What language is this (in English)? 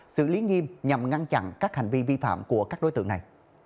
Vietnamese